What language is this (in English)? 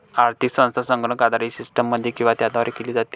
Marathi